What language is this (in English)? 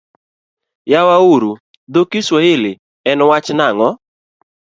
Luo (Kenya and Tanzania)